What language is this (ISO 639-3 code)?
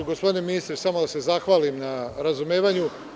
srp